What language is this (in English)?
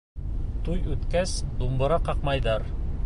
Bashkir